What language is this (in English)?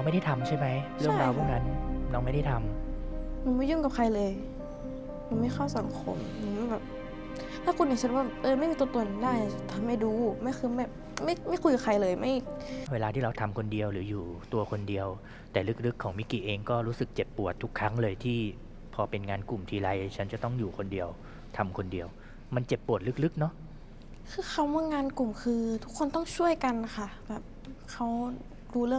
Thai